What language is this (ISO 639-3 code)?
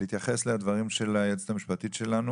heb